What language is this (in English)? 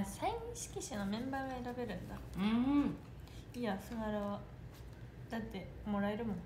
Japanese